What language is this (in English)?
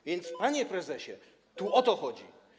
Polish